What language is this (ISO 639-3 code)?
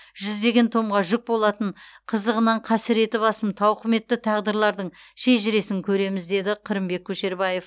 kaz